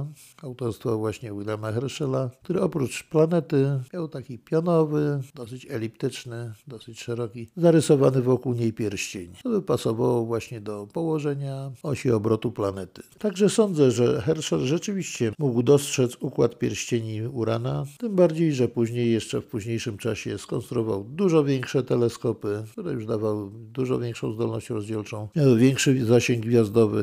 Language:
Polish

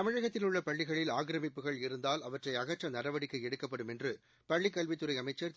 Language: Tamil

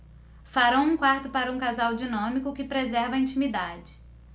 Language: Portuguese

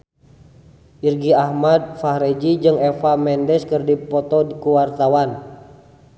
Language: Sundanese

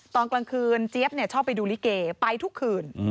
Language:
Thai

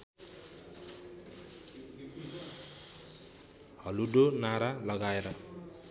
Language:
Nepali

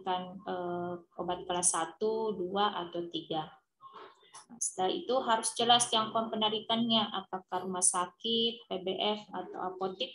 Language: Indonesian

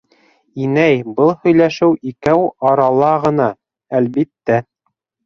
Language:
Bashkir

